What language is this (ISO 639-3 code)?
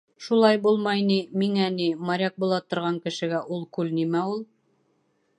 bak